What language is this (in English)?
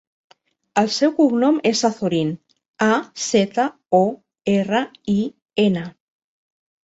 Catalan